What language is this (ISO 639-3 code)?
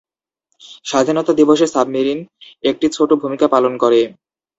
ben